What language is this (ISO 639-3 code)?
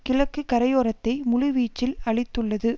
tam